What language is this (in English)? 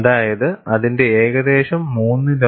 Malayalam